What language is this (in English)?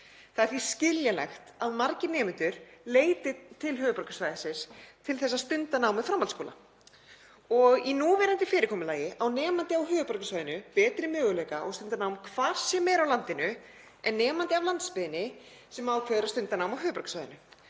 Icelandic